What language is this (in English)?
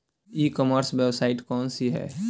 Bhojpuri